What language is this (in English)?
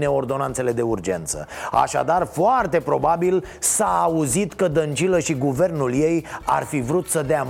Romanian